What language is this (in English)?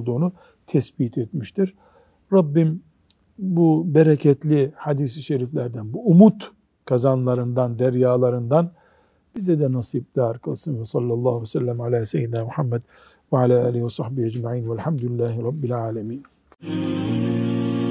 Turkish